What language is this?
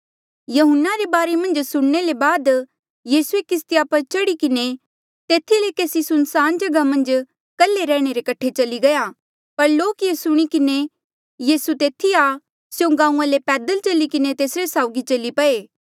Mandeali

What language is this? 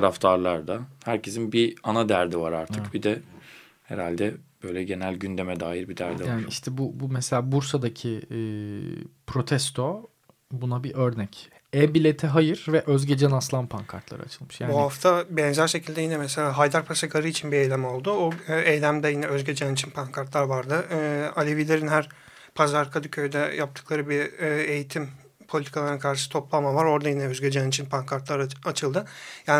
Turkish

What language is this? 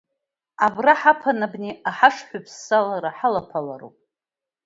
Abkhazian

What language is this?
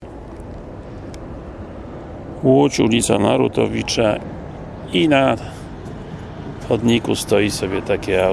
Polish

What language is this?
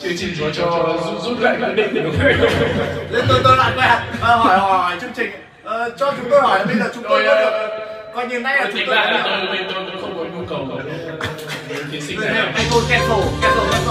Vietnamese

